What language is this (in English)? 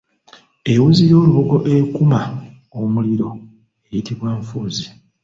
Ganda